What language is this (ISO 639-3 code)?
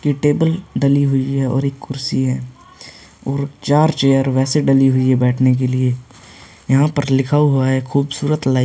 hin